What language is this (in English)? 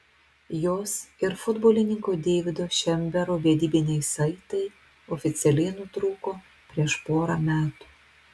Lithuanian